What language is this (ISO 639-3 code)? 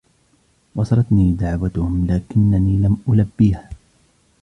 ara